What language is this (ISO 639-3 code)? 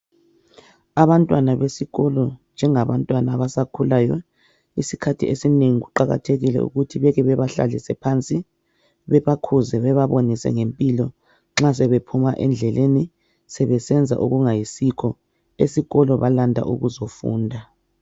nde